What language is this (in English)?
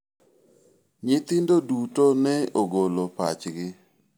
Luo (Kenya and Tanzania)